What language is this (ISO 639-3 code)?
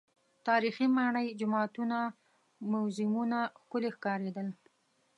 pus